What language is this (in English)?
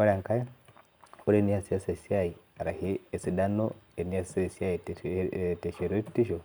Masai